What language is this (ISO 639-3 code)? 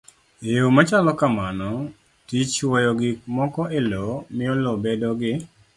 luo